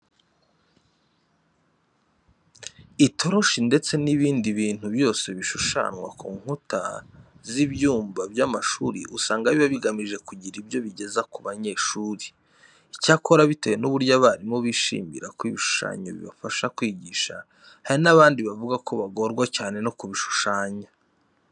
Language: Kinyarwanda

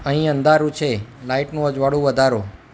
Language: Gujarati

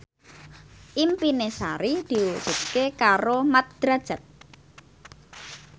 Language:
Javanese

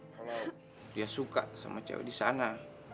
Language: Indonesian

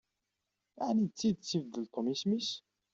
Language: Kabyle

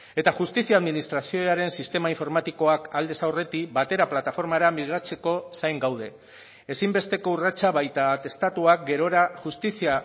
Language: Basque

